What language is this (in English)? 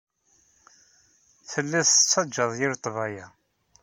Kabyle